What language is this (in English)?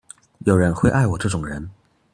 Chinese